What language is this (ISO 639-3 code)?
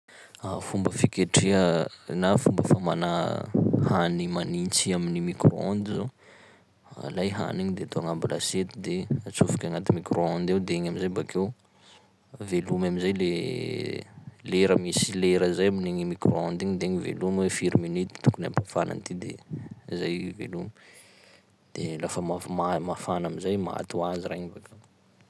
skg